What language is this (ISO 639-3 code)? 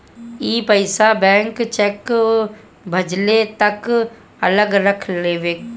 bho